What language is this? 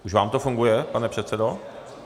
Czech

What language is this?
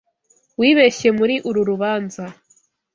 Kinyarwanda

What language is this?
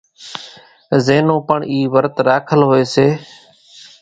Kachi Koli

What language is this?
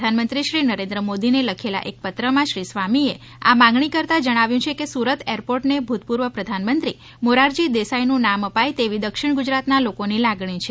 Gujarati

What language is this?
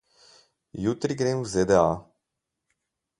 Slovenian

